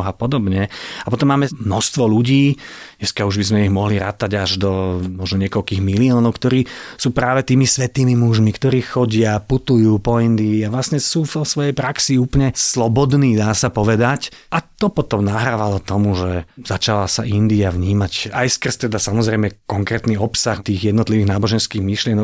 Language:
Slovak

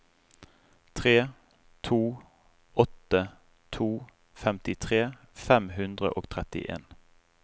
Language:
Norwegian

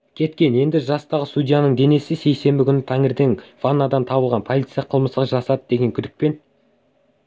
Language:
Kazakh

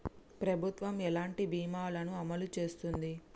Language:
Telugu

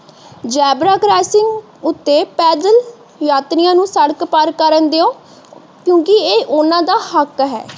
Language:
Punjabi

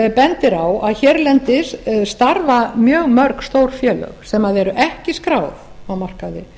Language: Icelandic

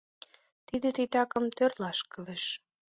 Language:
Mari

